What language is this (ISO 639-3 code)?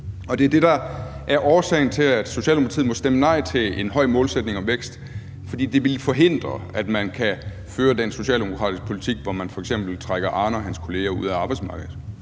dan